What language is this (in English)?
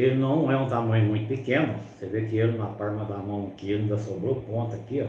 Portuguese